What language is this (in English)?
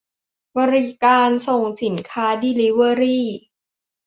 Thai